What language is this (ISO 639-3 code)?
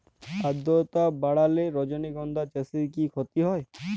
ben